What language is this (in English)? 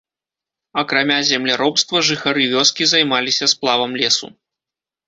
Belarusian